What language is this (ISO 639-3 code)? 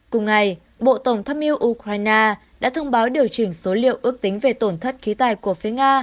vie